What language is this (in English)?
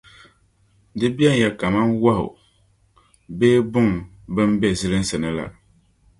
Dagbani